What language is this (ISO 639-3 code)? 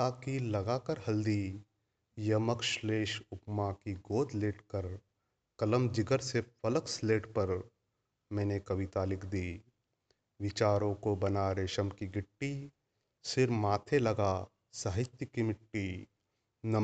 hin